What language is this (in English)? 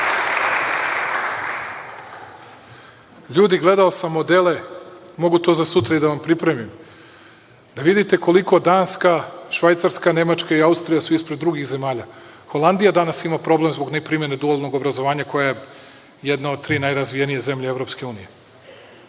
Serbian